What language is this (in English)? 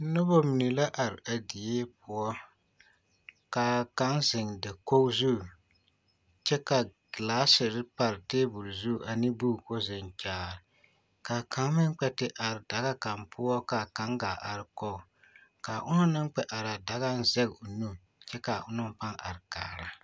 Southern Dagaare